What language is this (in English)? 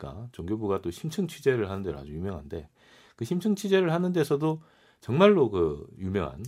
Korean